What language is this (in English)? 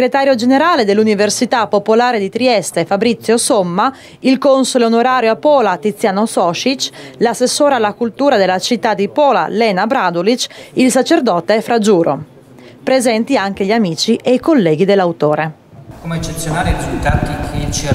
Italian